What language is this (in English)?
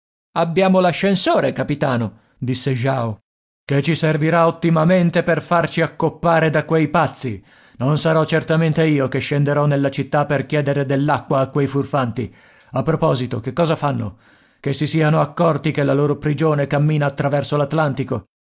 Italian